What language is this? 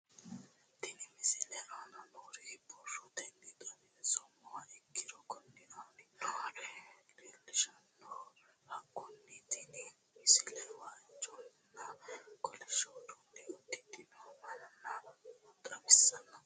Sidamo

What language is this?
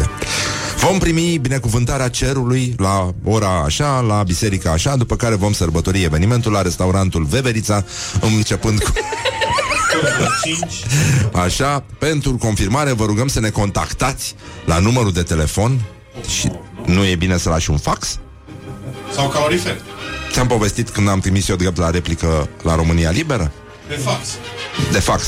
Romanian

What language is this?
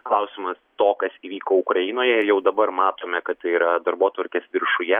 Lithuanian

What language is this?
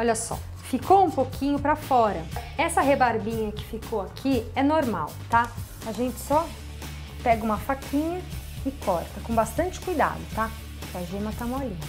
Portuguese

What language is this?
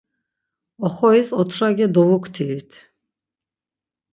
Laz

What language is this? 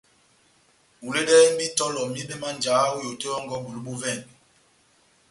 Batanga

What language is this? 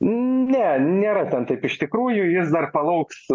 Lithuanian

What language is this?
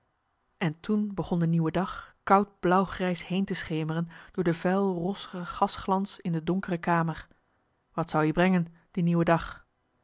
Dutch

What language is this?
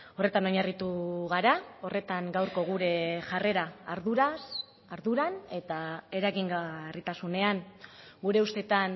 Basque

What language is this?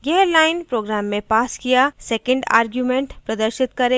Hindi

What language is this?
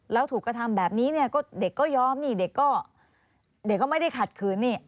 Thai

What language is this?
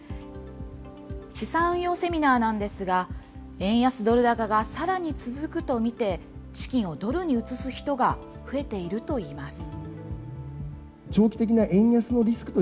Japanese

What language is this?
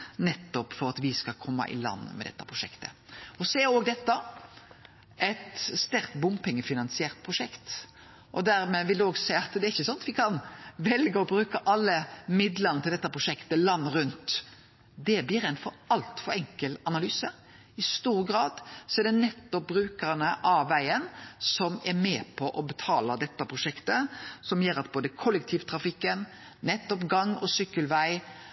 Norwegian Nynorsk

